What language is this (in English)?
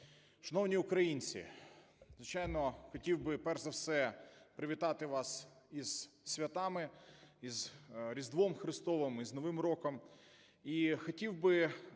Ukrainian